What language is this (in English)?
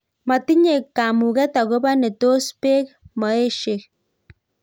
Kalenjin